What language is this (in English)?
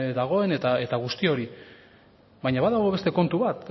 Basque